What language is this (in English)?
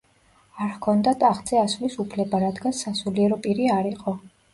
Georgian